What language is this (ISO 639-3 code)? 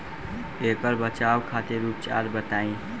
bho